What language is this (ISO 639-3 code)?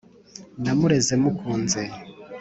kin